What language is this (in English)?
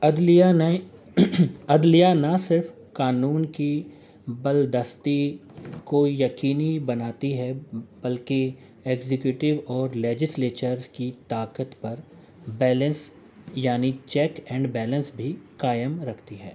Urdu